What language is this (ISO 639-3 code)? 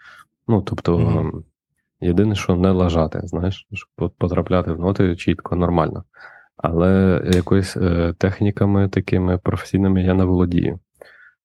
ukr